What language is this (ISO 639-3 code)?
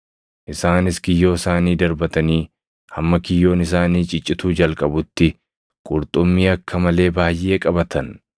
orm